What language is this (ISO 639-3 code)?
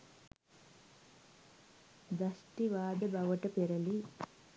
sin